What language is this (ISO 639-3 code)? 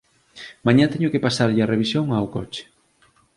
glg